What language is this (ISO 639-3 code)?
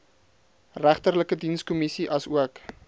afr